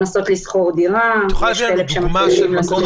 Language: Hebrew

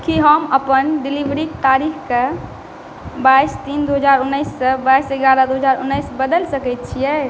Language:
Maithili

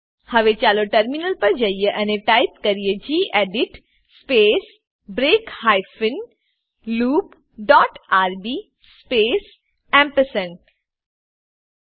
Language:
Gujarati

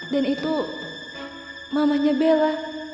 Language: Indonesian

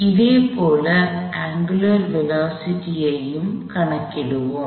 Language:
Tamil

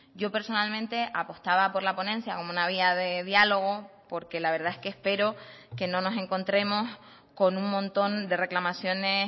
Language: Spanish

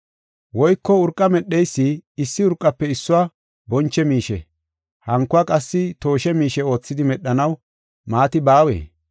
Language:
Gofa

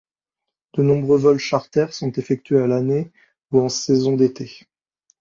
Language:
French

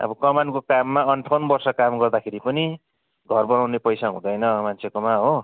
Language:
Nepali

